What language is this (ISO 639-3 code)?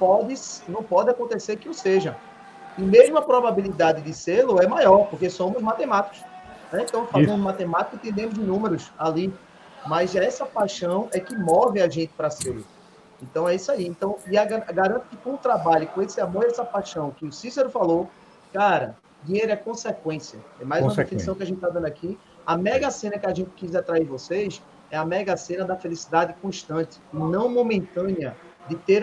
por